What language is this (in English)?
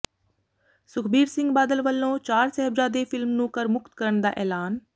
Punjabi